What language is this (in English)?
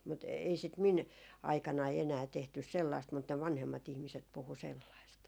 Finnish